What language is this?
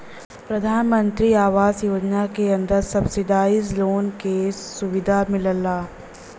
Bhojpuri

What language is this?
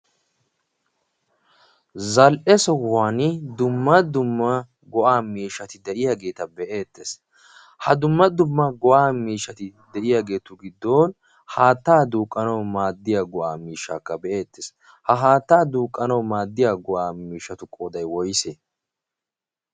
Wolaytta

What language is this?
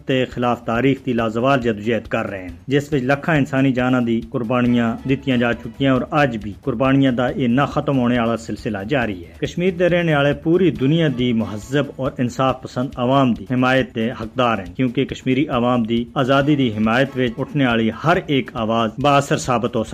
Urdu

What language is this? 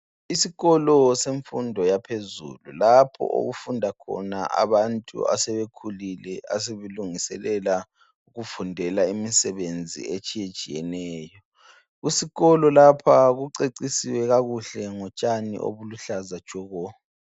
North Ndebele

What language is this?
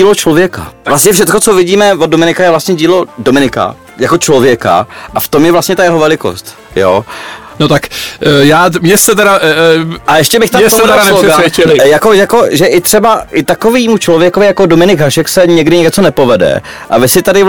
Czech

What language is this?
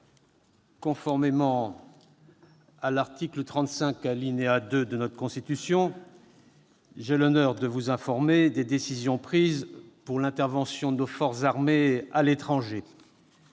French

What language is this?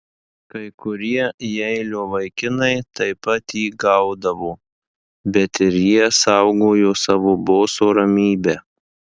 Lithuanian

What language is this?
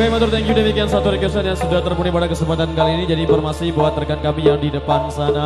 Indonesian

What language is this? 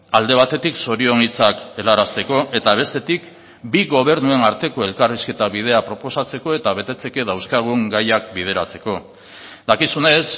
Basque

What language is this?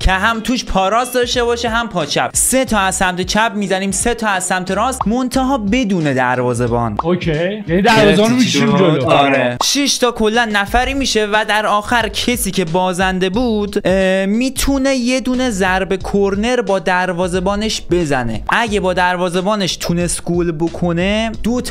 Persian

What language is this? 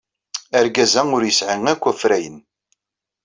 Kabyle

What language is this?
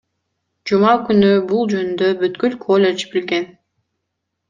Kyrgyz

